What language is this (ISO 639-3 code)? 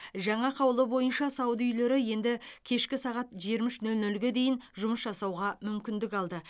kaz